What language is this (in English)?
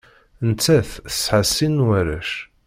Kabyle